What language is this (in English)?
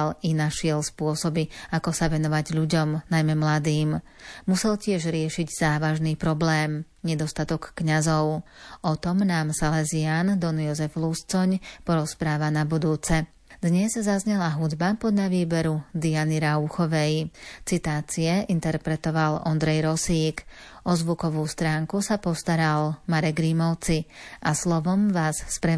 Slovak